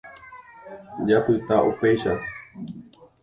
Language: Guarani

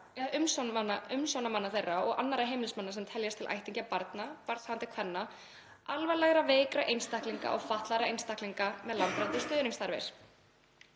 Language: Icelandic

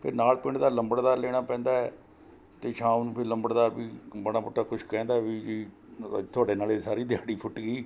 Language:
Punjabi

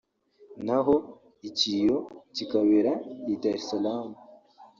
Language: Kinyarwanda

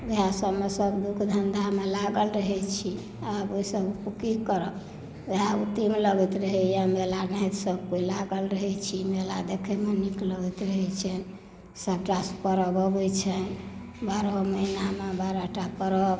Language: Maithili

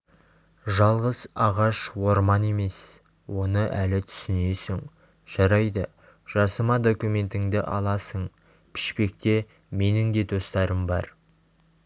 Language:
Kazakh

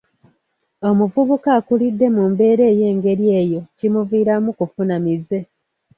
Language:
Ganda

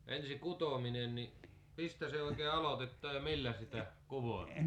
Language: Finnish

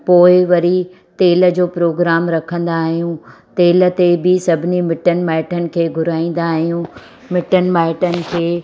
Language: Sindhi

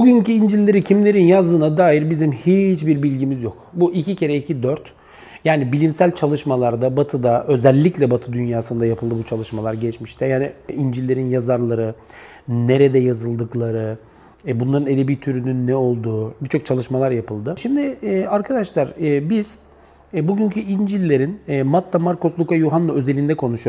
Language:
Turkish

